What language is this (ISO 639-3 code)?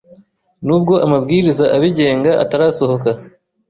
kin